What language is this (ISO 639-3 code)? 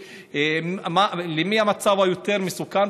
heb